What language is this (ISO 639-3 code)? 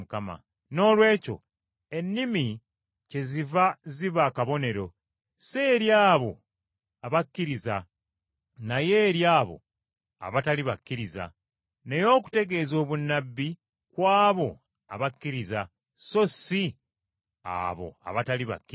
lug